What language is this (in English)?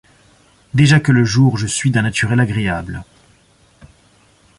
French